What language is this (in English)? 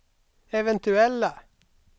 Swedish